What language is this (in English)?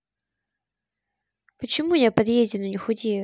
Russian